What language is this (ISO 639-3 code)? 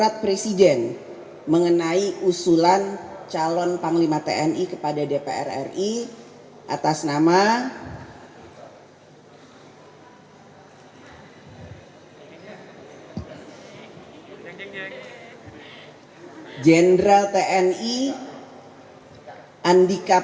ind